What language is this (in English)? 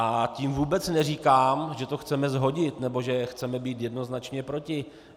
Czech